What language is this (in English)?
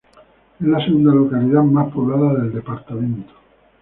Spanish